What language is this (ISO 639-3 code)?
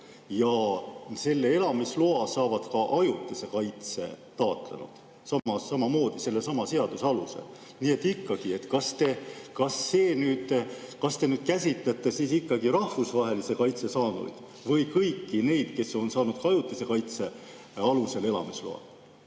est